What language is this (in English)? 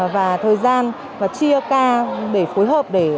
Vietnamese